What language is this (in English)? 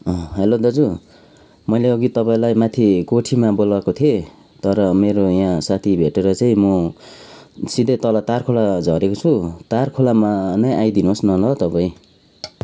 Nepali